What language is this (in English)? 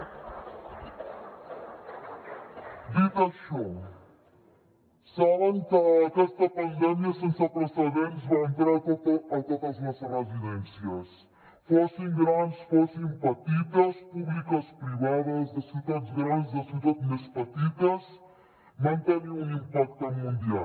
Catalan